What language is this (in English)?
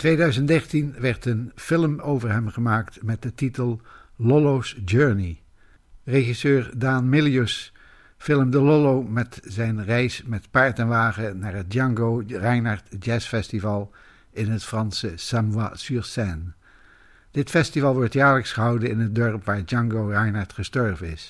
Dutch